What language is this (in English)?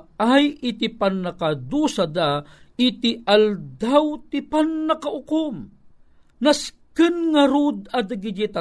Filipino